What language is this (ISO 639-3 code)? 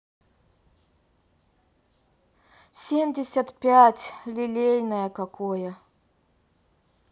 rus